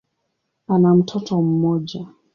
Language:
Swahili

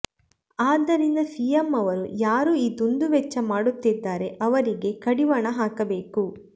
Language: Kannada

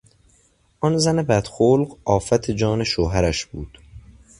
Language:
Persian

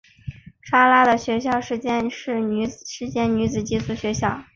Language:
Chinese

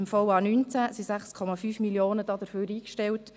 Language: Swiss German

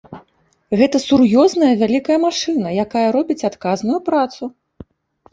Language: Belarusian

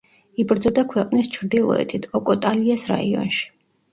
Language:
Georgian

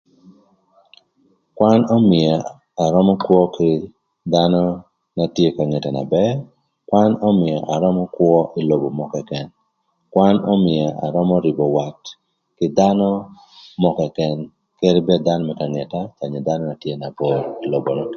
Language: Thur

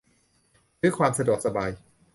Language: Thai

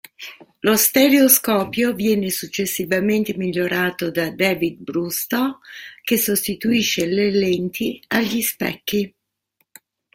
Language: Italian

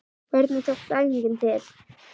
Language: Icelandic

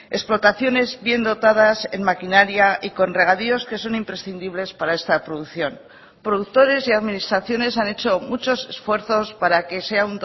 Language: Spanish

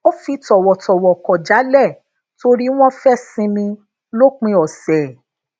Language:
Yoruba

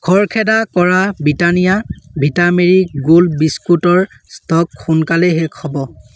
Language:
Assamese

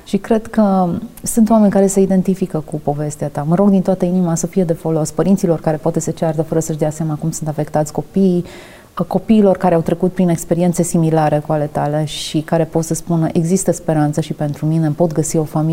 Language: Romanian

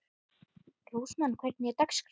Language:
Icelandic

